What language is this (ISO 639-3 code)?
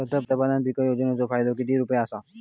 mar